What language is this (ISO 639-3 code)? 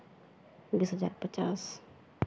mai